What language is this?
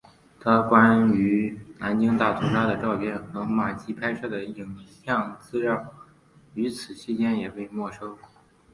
Chinese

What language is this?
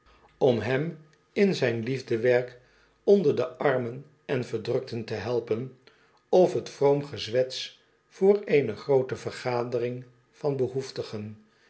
Dutch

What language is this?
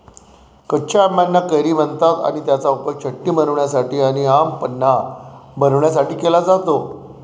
Marathi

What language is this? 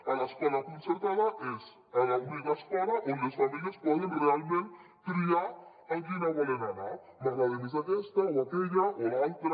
Catalan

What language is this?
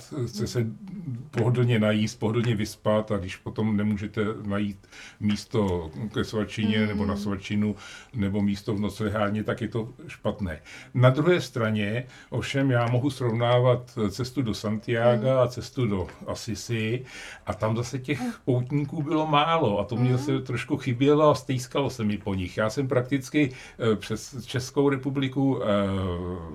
Czech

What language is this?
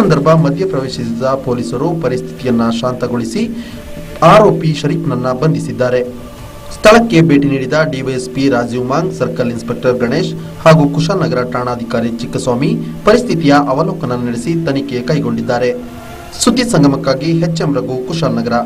Kannada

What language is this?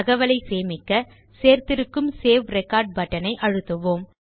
Tamil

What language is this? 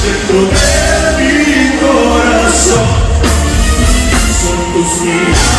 Romanian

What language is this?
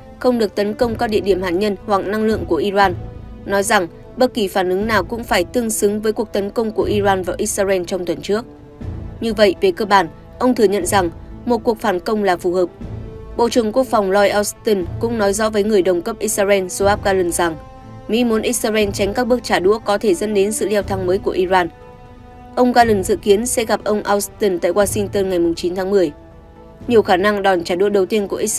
Vietnamese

